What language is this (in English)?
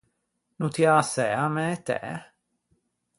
Ligurian